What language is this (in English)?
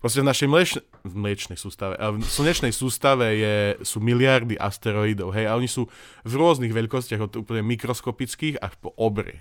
Slovak